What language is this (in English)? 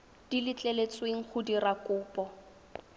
Tswana